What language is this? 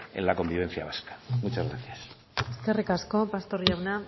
Spanish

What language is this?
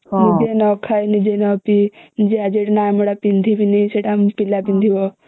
Odia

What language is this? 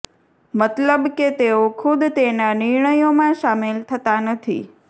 Gujarati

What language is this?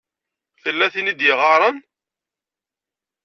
Kabyle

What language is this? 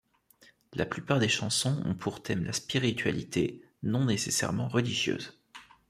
French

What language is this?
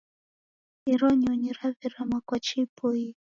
Taita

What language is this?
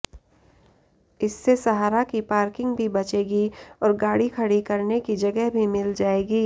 Hindi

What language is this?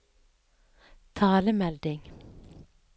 Norwegian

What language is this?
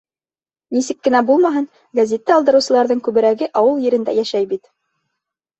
Bashkir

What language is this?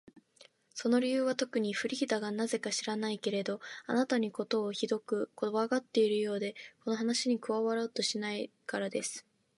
Japanese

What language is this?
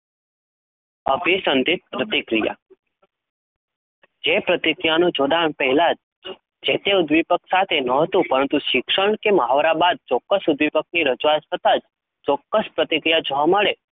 Gujarati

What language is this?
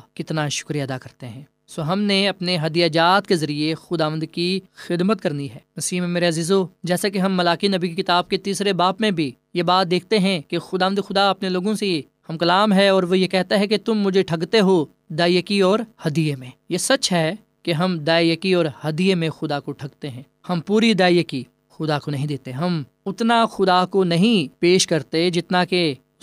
Urdu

